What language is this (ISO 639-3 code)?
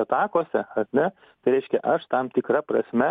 lit